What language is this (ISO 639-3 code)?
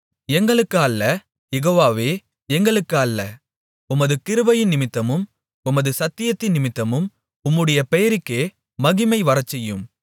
tam